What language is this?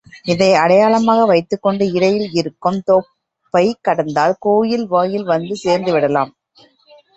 Tamil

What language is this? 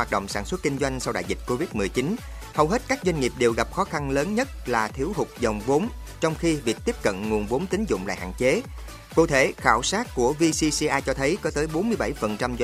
Vietnamese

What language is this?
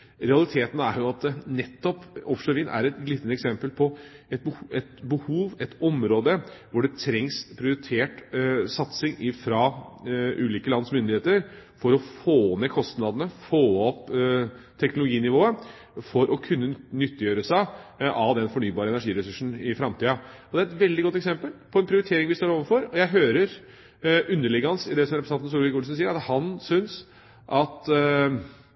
Norwegian Bokmål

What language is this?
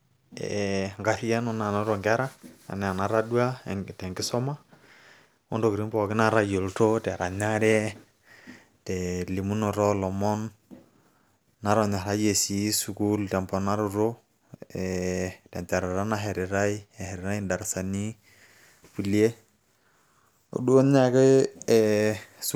Masai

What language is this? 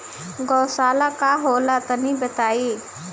Bhojpuri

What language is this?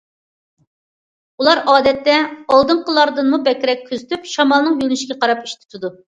Uyghur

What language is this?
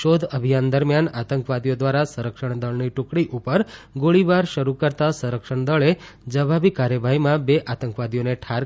Gujarati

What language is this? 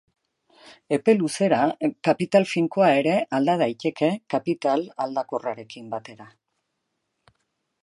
Basque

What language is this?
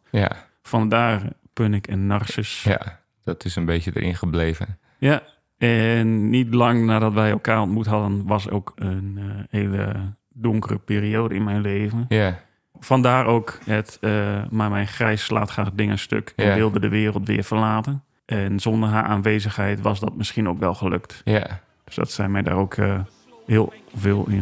Dutch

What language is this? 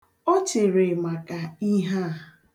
Igbo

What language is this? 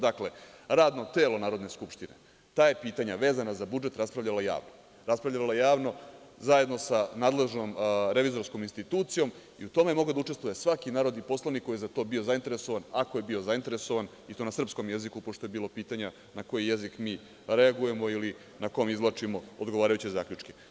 Serbian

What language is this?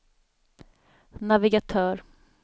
Swedish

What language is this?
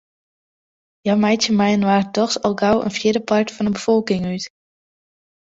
Western Frisian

